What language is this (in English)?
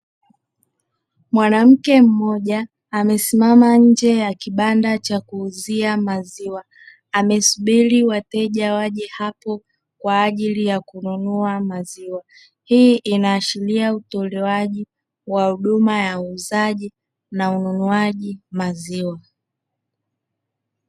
Swahili